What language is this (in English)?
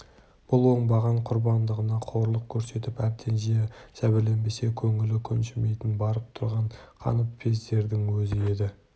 Kazakh